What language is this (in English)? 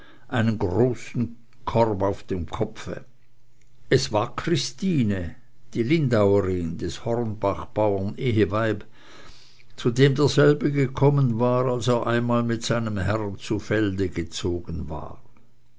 German